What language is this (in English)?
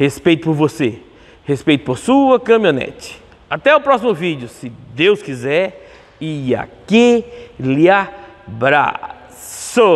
Portuguese